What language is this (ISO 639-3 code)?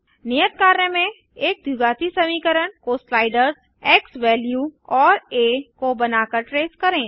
hin